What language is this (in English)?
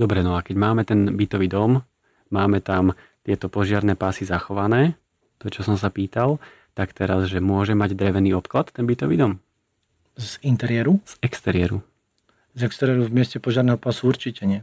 Slovak